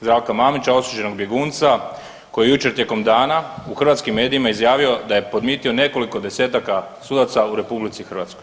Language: Croatian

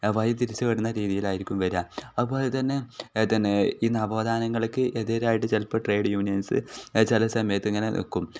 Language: Malayalam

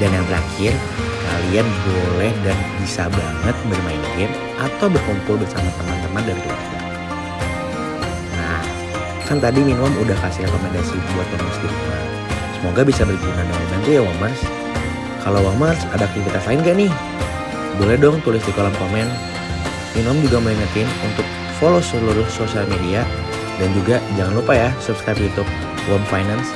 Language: Indonesian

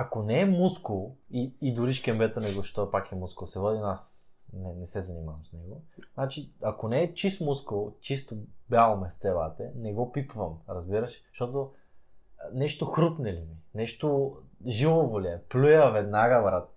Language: Bulgarian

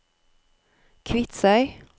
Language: Norwegian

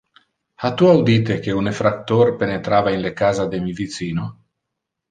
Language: Interlingua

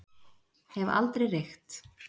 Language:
Icelandic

